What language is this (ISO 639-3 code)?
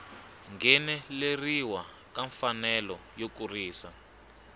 tso